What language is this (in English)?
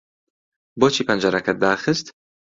Central Kurdish